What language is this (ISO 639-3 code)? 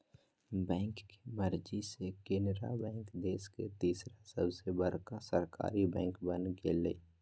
mag